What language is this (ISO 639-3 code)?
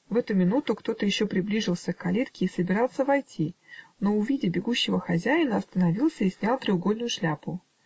rus